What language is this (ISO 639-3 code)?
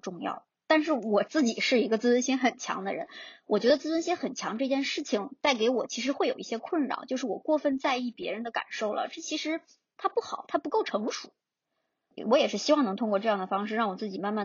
zho